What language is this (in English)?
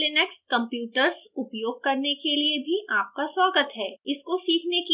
Hindi